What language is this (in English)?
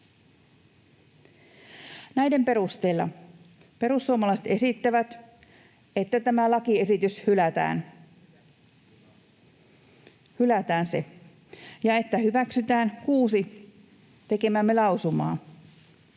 Finnish